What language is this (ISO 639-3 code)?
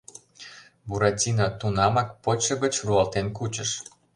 chm